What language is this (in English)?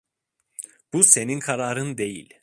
Turkish